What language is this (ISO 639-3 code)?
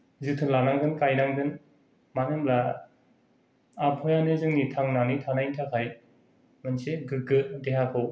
brx